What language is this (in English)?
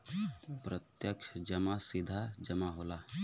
Bhojpuri